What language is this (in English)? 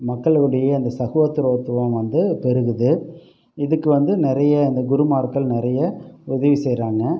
Tamil